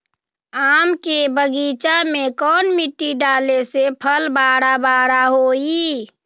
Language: Magahi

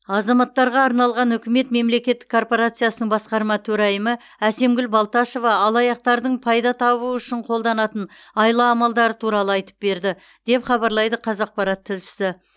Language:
Kazakh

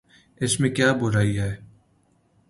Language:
Urdu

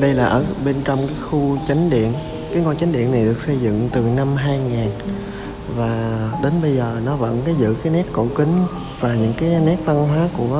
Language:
Vietnamese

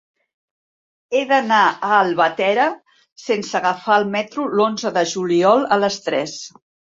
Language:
Catalan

